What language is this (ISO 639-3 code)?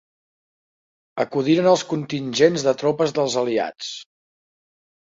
cat